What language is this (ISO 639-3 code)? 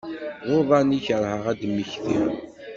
kab